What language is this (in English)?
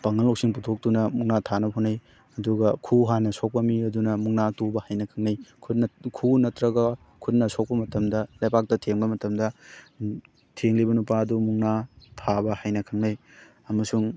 Manipuri